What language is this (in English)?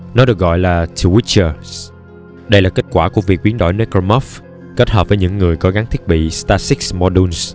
Vietnamese